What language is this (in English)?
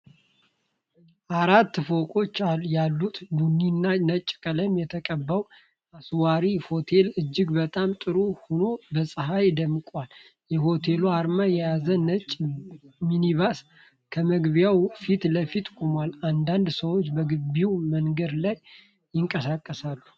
Amharic